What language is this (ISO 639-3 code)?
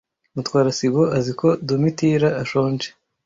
kin